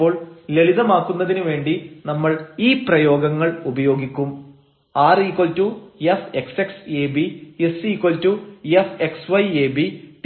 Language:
Malayalam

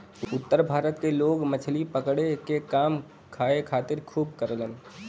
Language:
Bhojpuri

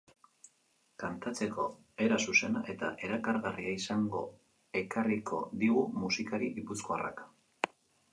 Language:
Basque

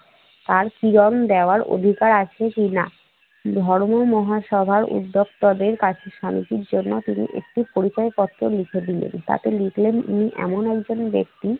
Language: Bangla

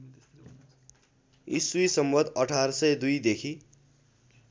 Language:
Nepali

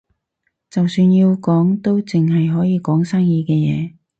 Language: Cantonese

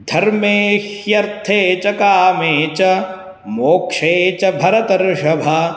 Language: Sanskrit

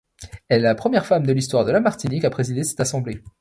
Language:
French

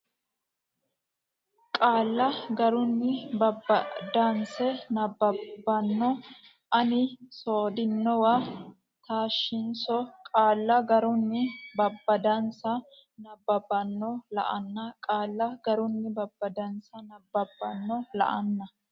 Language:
Sidamo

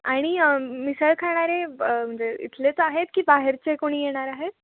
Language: Marathi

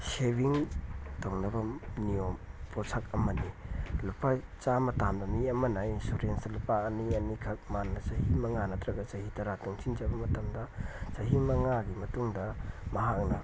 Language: Manipuri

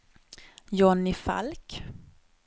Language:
Swedish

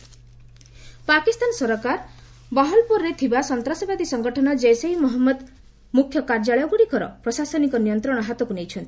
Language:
Odia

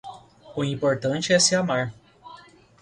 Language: Portuguese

